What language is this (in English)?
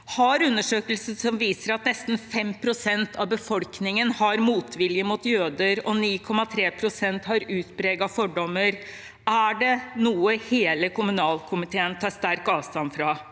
Norwegian